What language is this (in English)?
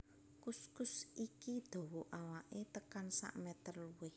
Javanese